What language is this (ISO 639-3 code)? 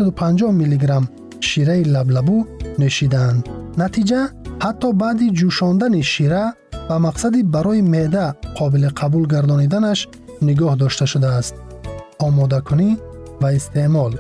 fas